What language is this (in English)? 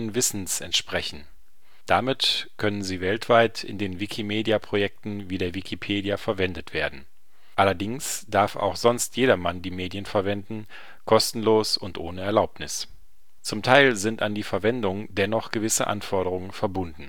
German